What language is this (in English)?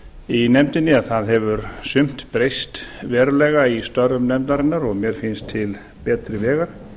Icelandic